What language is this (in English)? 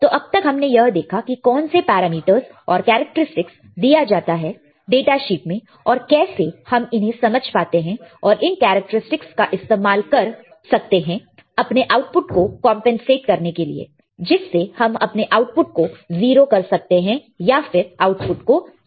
Hindi